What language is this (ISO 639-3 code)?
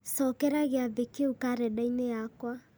kik